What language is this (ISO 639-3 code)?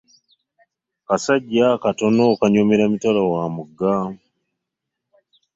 lug